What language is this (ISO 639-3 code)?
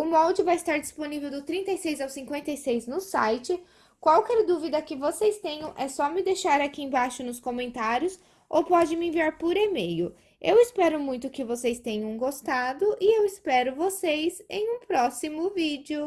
por